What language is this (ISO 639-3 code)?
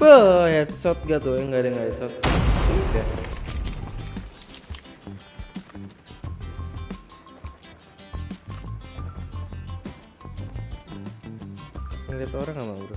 ind